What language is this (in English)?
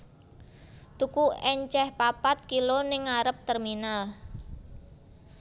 Javanese